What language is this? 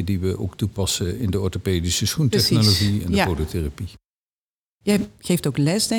Dutch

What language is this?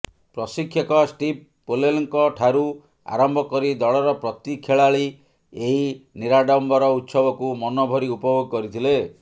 Odia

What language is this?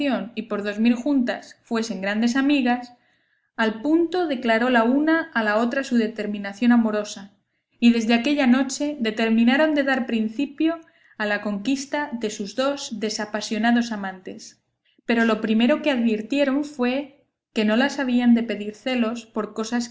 Spanish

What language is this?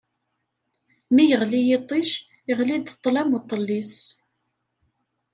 Kabyle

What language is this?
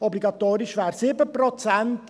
Swiss German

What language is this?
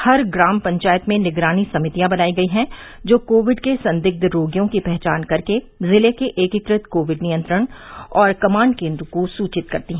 Hindi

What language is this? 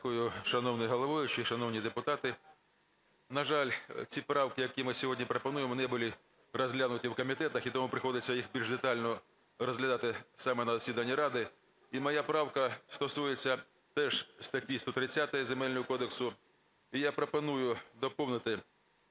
Ukrainian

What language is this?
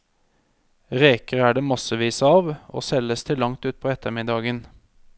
Norwegian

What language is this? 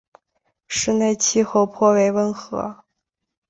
Chinese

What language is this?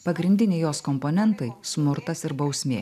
Lithuanian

